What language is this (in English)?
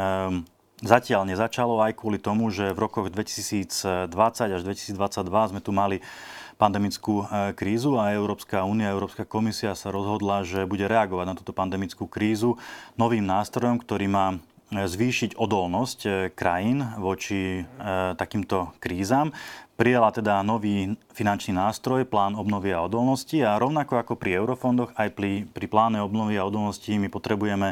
Slovak